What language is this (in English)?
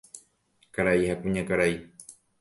Guarani